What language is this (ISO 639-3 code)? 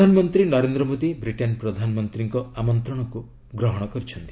ori